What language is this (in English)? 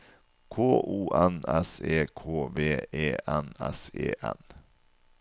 Norwegian